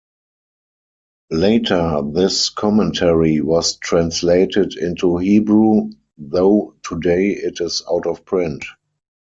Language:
English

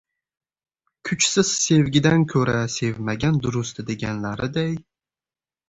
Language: Uzbek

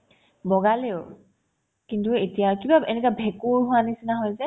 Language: Assamese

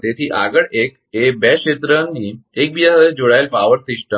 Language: Gujarati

